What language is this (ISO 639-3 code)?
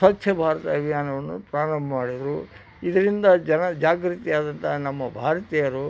kan